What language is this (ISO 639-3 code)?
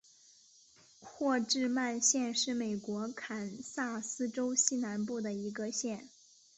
zho